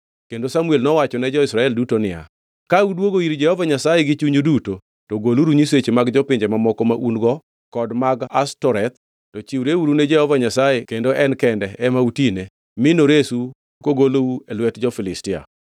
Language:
Luo (Kenya and Tanzania)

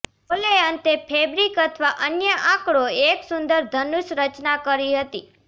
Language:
Gujarati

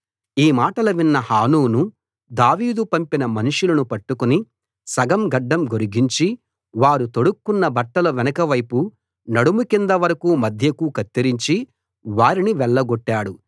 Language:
Telugu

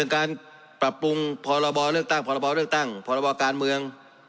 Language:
Thai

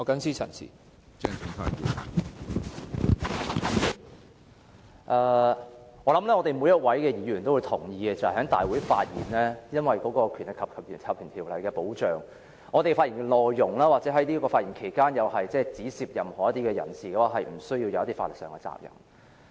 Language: Cantonese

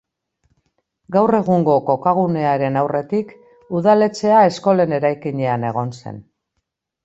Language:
Basque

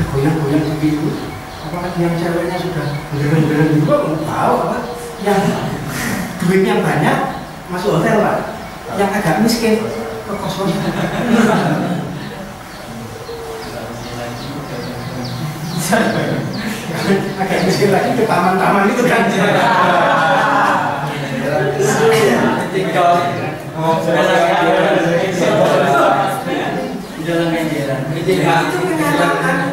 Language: Indonesian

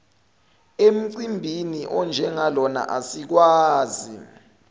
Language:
Zulu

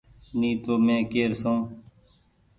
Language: Goaria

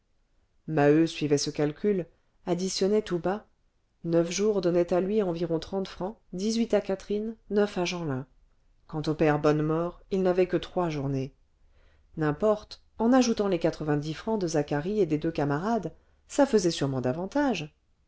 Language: French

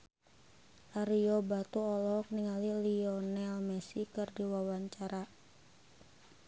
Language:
Sundanese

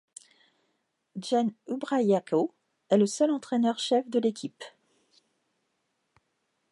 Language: French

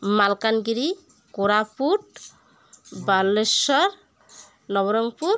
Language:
Odia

